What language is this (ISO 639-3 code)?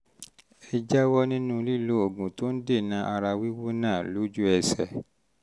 yor